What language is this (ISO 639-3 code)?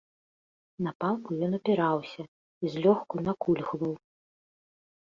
bel